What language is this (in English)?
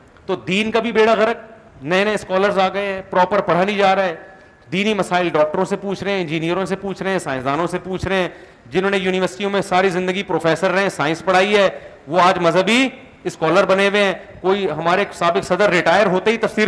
Urdu